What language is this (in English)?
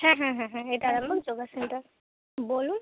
Bangla